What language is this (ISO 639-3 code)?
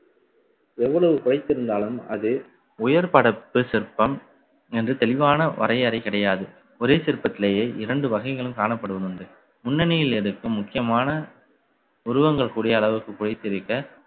tam